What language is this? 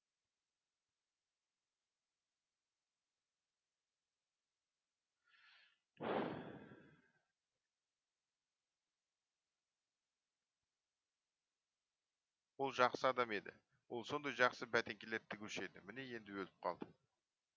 Kazakh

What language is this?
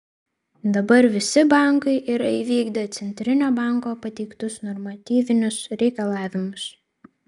Lithuanian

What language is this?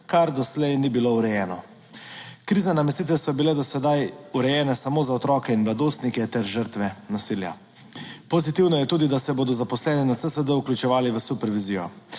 Slovenian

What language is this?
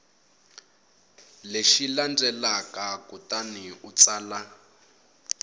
Tsonga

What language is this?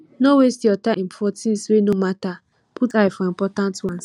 Nigerian Pidgin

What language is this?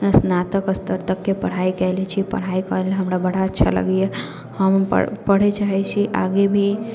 Maithili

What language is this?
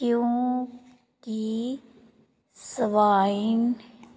Punjabi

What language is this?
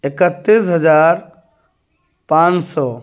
Urdu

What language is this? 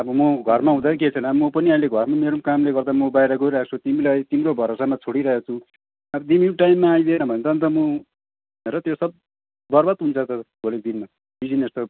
Nepali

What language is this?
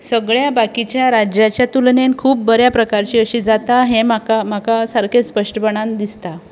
Konkani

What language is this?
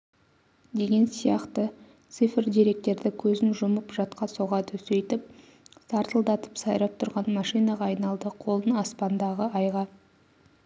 Kazakh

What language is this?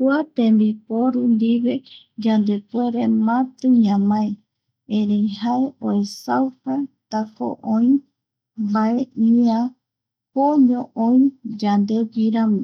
Eastern Bolivian Guaraní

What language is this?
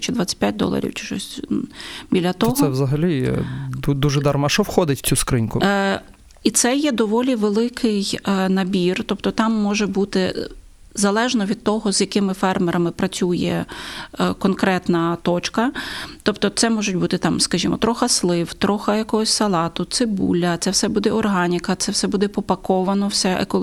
Ukrainian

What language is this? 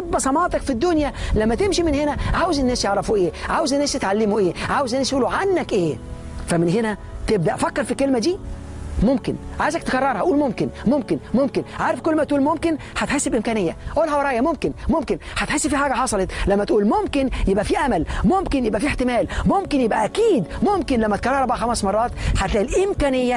Arabic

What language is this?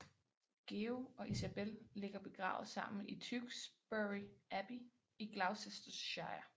Danish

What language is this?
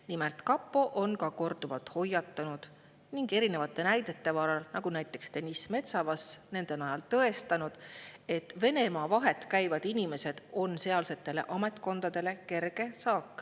Estonian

